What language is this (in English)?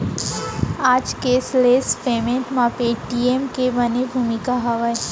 Chhattisgarhi